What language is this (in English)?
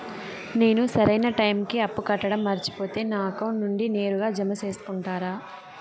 Telugu